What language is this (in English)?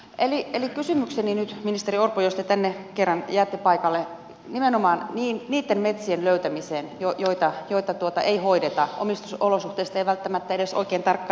Finnish